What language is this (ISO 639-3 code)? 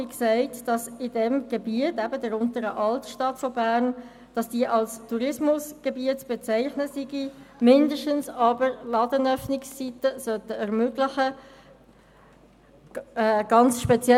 gsw